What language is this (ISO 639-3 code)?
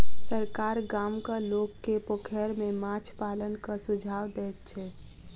mai